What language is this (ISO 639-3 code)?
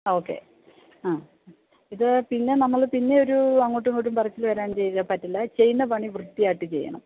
mal